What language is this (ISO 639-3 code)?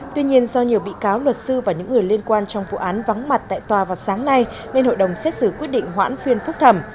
vie